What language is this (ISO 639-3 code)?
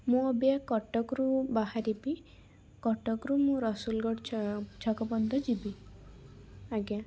ori